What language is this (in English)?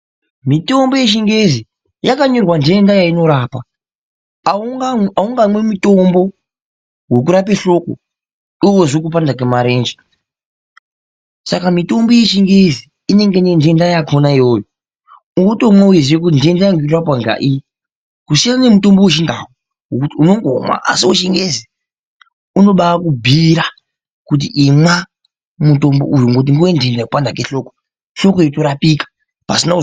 Ndau